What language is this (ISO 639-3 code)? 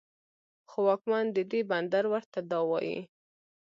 pus